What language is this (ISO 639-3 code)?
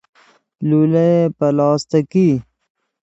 fas